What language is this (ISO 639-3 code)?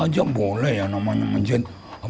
ind